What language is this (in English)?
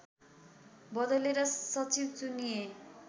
Nepali